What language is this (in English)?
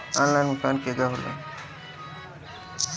Bhojpuri